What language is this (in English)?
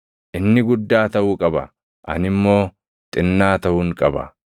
Oromo